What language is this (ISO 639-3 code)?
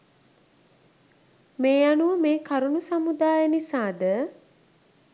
sin